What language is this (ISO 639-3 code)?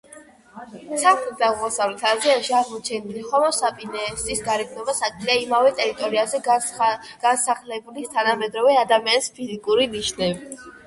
kat